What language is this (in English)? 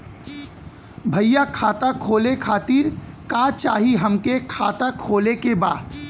Bhojpuri